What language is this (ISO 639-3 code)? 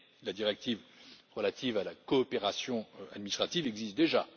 fra